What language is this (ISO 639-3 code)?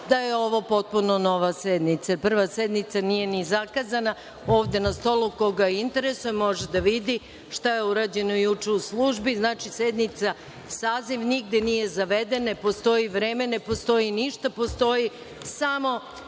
srp